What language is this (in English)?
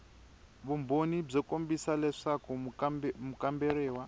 Tsonga